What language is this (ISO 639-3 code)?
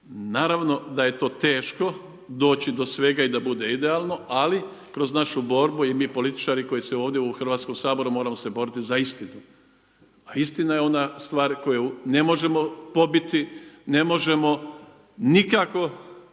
hrv